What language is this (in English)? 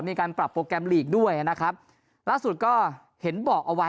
Thai